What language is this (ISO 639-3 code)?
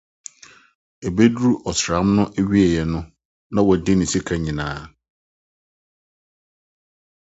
aka